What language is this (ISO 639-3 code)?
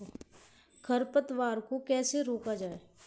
hin